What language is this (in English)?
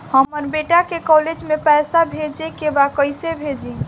Bhojpuri